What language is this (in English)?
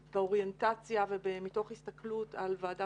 Hebrew